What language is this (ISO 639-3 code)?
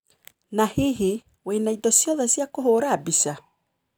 kik